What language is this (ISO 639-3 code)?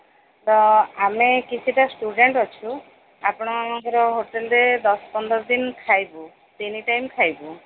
ori